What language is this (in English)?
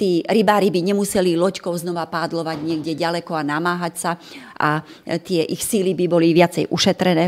Slovak